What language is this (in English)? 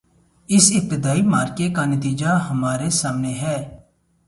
Urdu